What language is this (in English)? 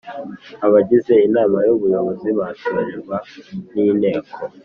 Kinyarwanda